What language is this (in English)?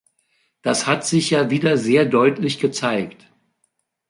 German